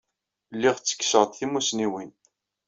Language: Kabyle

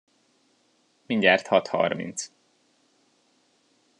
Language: Hungarian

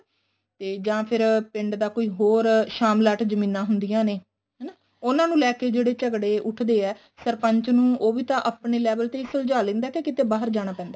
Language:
Punjabi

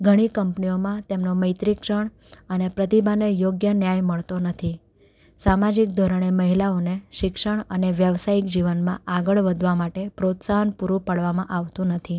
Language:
Gujarati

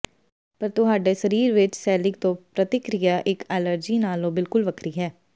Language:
Punjabi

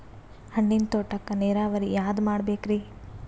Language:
Kannada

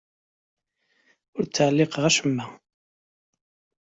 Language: Kabyle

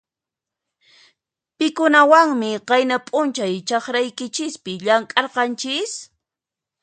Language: Puno Quechua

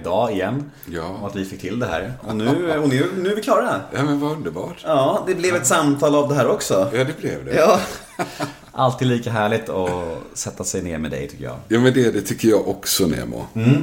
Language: Swedish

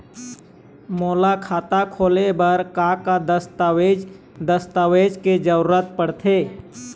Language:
Chhattisgarhi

